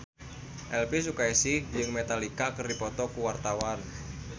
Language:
Sundanese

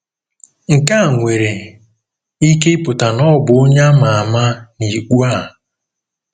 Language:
Igbo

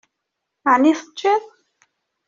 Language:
Kabyle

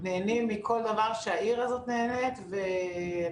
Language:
Hebrew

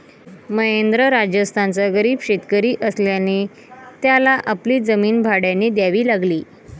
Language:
Marathi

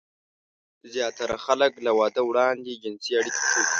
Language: Pashto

